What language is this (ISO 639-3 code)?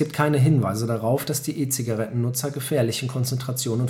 deu